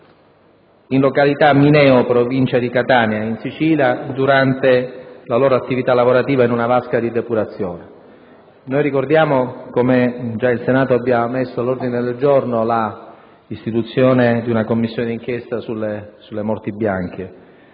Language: Italian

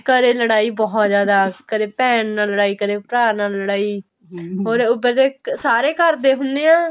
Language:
Punjabi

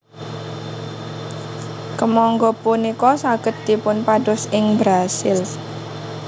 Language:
Javanese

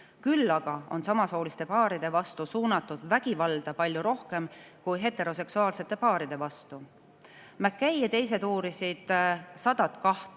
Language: Estonian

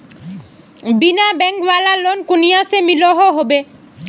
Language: Magahi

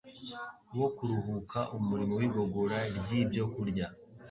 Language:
Kinyarwanda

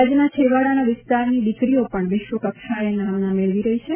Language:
Gujarati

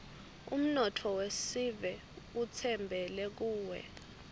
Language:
Swati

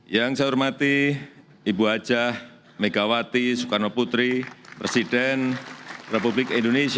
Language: Indonesian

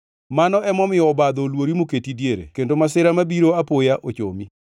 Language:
Luo (Kenya and Tanzania)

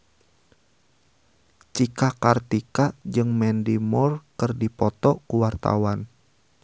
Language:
Sundanese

